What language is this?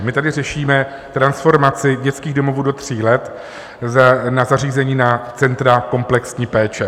Czech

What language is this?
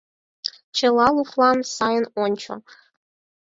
Mari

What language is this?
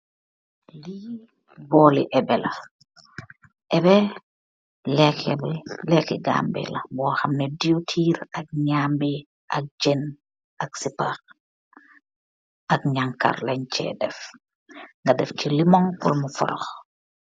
Wolof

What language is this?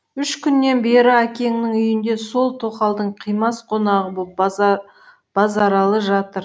Kazakh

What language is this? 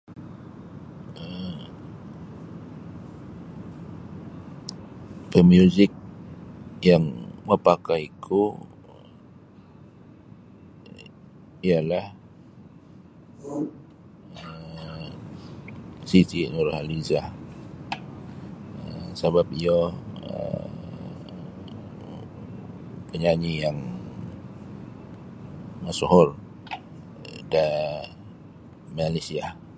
Sabah Bisaya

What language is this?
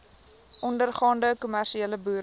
Afrikaans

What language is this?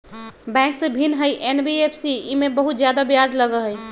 Magahi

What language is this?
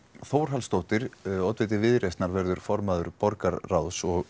Icelandic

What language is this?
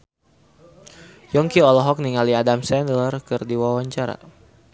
Sundanese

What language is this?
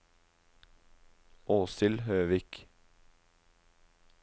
Norwegian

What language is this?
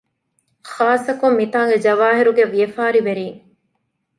Divehi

